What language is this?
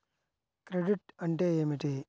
Telugu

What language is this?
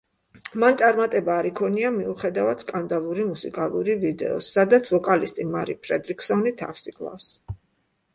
Georgian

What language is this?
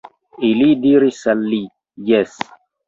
Esperanto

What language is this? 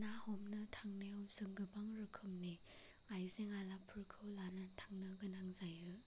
Bodo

